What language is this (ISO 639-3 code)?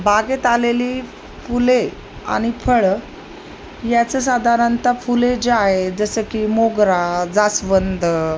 mar